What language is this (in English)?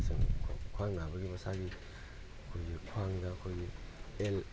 Manipuri